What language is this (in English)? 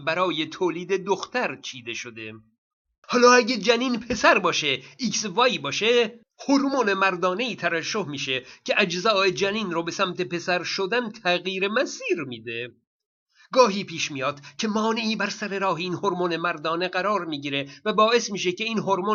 Persian